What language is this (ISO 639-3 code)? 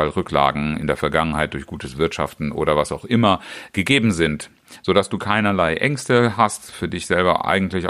deu